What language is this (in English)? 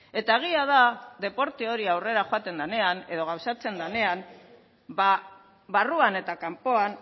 Basque